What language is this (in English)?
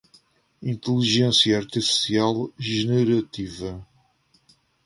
Portuguese